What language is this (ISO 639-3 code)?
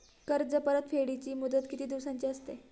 mar